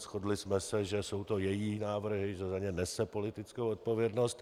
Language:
Czech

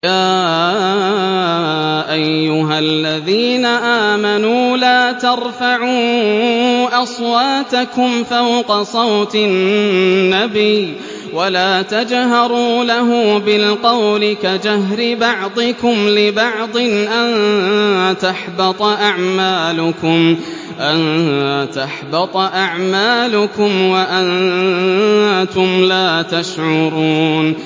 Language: Arabic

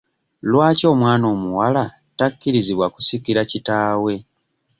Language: Ganda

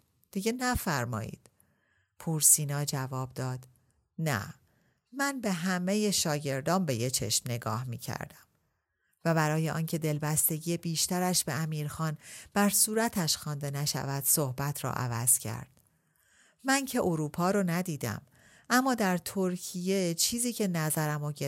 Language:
Persian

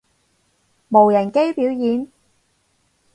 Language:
Cantonese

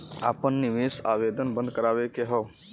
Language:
Bhojpuri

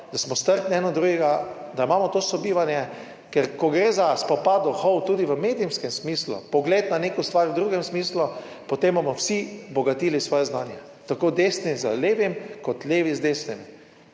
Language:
Slovenian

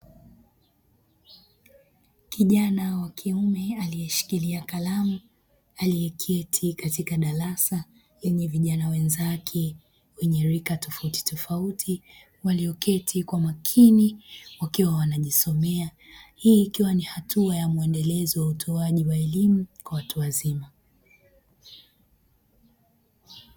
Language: Swahili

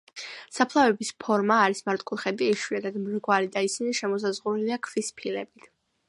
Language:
Georgian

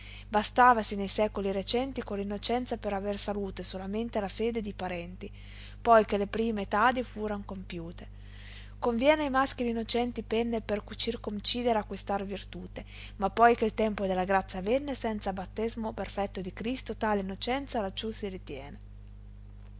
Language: Italian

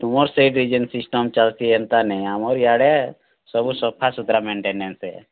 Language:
Odia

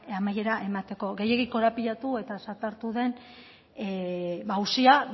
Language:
Basque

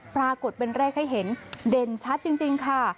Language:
Thai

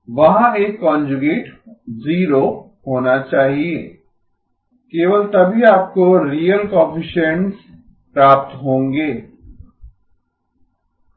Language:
Hindi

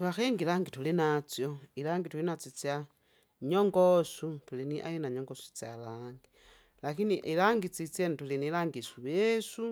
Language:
Kinga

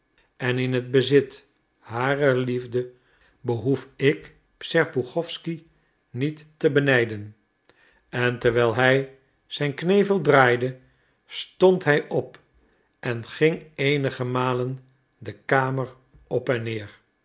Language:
Dutch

